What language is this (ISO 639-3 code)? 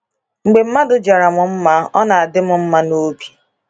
ibo